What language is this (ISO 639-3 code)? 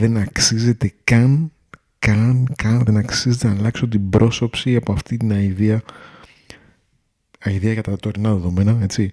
ell